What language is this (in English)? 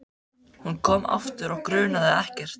Icelandic